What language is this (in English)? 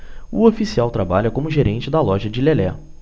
Portuguese